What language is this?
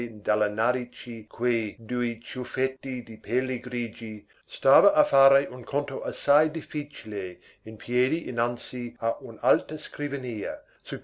Italian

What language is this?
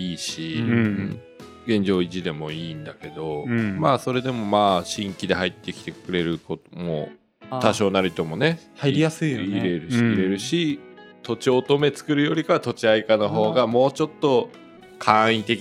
Japanese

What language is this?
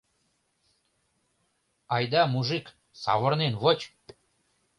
Mari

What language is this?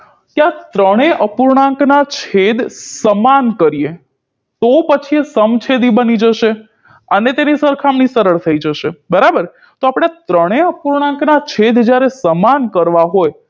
Gujarati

